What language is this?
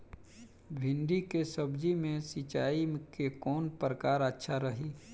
Bhojpuri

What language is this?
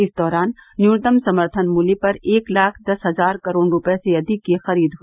Hindi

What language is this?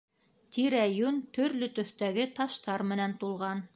Bashkir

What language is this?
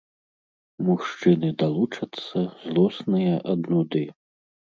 Belarusian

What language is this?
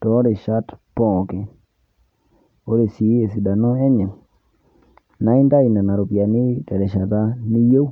Masai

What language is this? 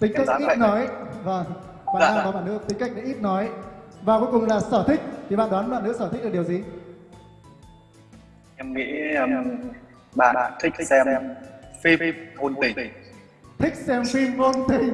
Vietnamese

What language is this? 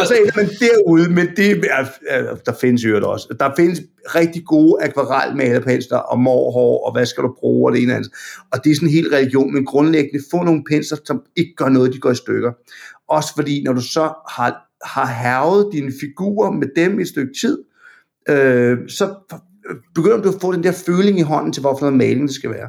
Danish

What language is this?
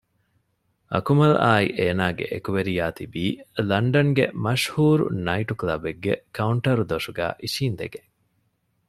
Divehi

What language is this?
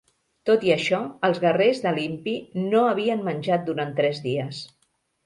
Catalan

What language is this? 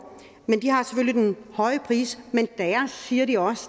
Danish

